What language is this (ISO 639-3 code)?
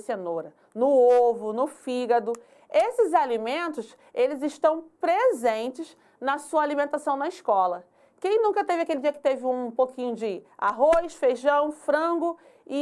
por